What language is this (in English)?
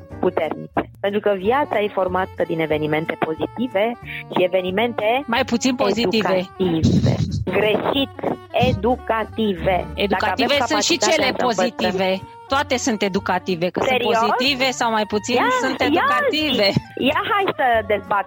Romanian